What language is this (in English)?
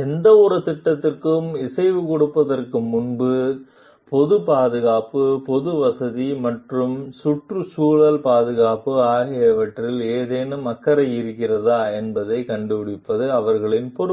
Tamil